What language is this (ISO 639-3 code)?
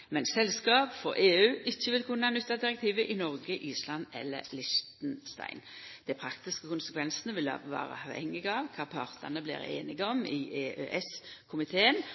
nno